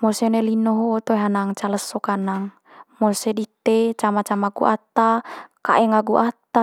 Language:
Manggarai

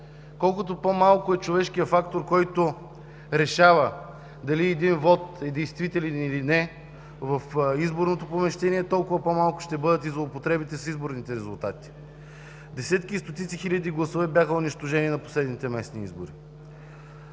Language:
Bulgarian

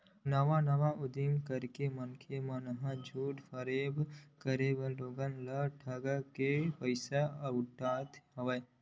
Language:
Chhattisgarhi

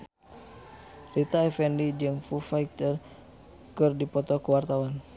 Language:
Sundanese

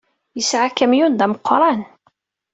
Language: Kabyle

